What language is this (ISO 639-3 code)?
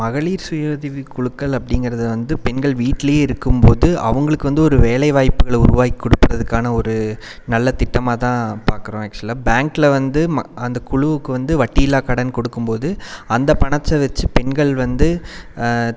tam